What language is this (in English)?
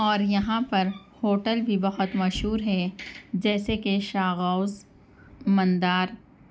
Urdu